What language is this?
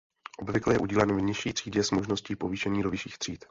Czech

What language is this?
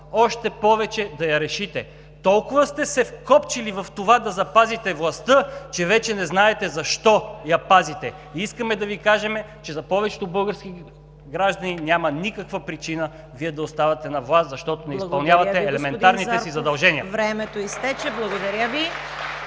Bulgarian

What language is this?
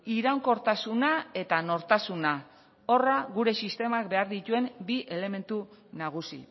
Basque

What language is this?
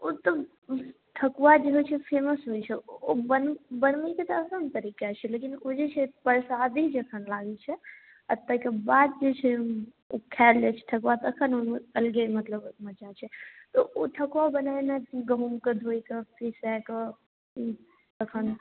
Maithili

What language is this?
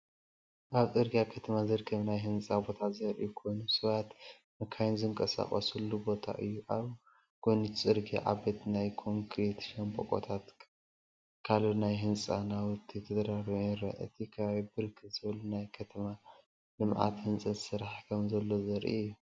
Tigrinya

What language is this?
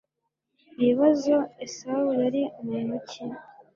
Kinyarwanda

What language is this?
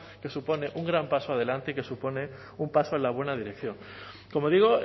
Spanish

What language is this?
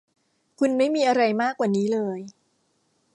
Thai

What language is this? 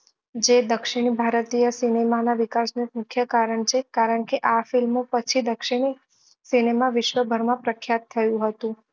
Gujarati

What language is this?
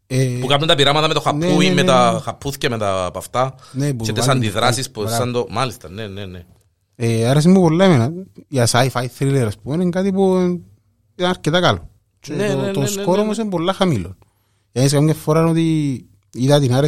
Greek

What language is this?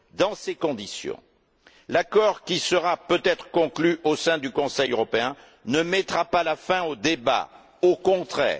French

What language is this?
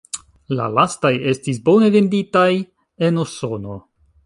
Esperanto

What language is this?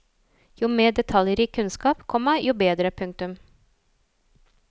Norwegian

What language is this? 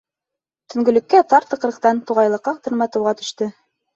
Bashkir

